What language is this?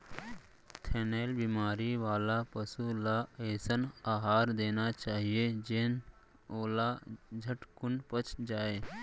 Chhattisgarhi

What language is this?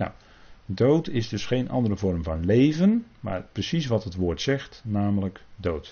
Dutch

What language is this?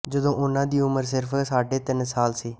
Punjabi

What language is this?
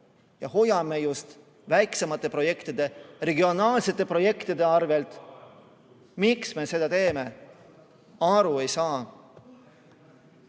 Estonian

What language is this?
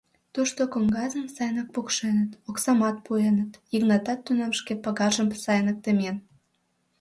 Mari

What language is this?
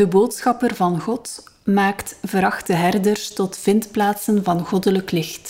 Dutch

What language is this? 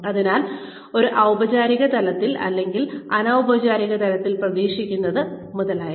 Malayalam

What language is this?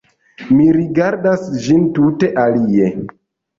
Esperanto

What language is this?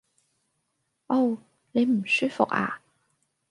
Cantonese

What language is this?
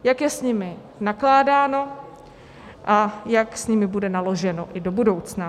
Czech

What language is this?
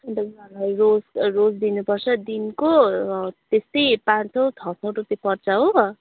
Nepali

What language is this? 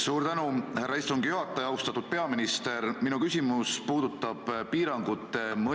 Estonian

